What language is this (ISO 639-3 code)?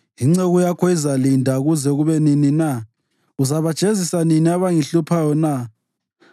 nde